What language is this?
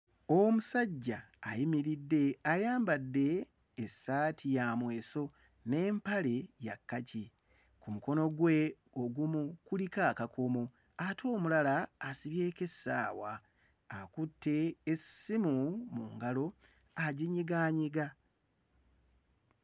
Ganda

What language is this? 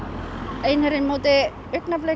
Icelandic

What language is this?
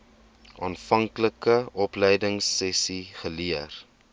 Afrikaans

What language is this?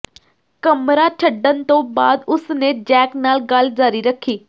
Punjabi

